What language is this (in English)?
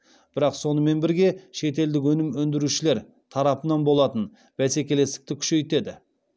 Kazakh